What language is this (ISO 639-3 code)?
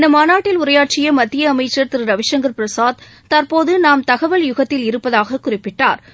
tam